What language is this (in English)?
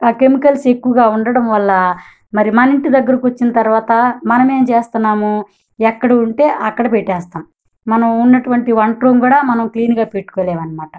Telugu